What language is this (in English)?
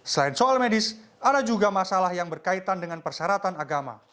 Indonesian